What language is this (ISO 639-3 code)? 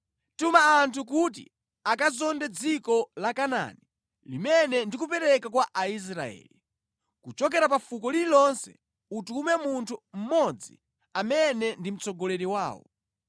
nya